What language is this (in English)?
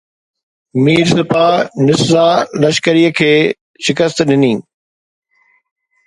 Sindhi